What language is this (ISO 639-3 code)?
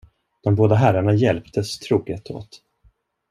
swe